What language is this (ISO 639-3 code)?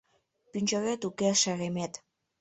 chm